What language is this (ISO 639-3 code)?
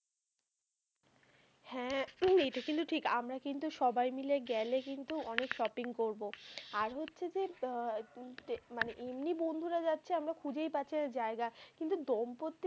ben